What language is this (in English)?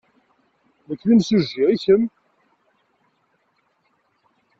Kabyle